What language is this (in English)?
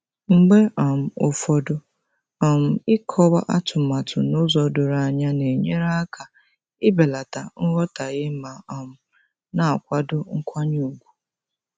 Igbo